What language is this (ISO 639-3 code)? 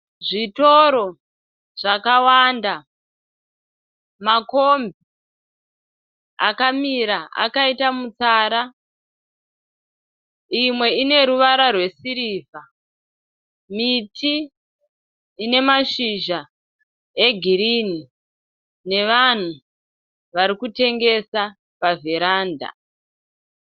sna